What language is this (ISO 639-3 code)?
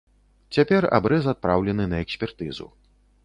bel